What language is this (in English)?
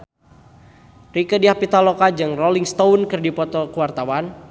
Sundanese